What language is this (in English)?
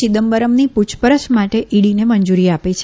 Gujarati